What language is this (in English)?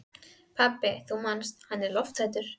Icelandic